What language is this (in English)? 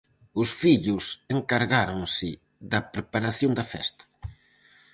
Galician